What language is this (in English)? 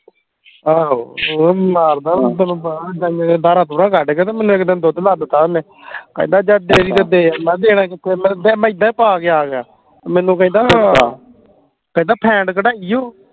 Punjabi